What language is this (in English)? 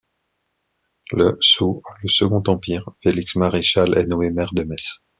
French